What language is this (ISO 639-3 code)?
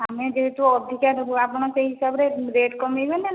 ori